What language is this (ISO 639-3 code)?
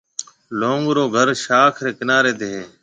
mve